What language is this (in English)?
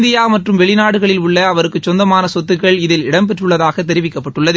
Tamil